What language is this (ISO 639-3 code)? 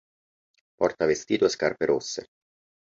ita